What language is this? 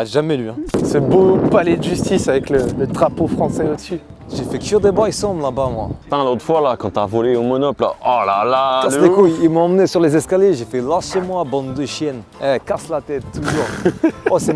French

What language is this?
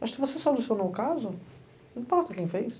Portuguese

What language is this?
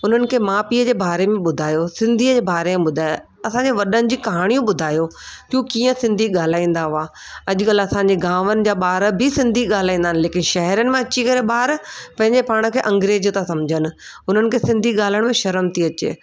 Sindhi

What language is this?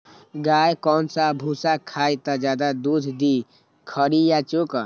Magahi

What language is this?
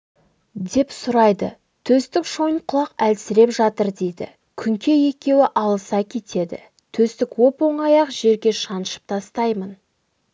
Kazakh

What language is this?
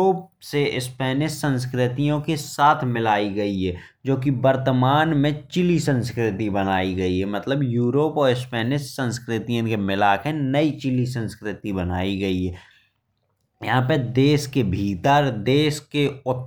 Bundeli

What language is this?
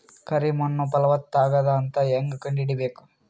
Kannada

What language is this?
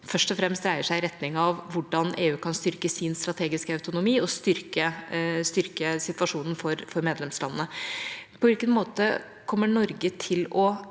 Norwegian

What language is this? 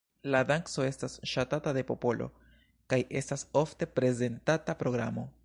Esperanto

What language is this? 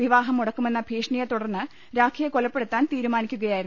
Malayalam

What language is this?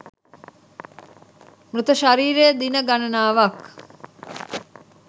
Sinhala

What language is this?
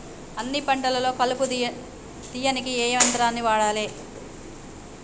Telugu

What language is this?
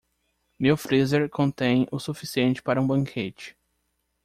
Portuguese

